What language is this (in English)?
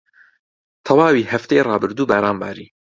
Central Kurdish